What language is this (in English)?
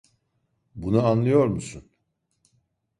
Turkish